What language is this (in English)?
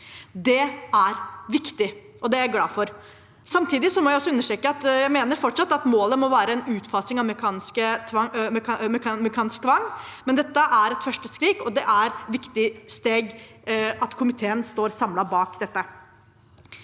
Norwegian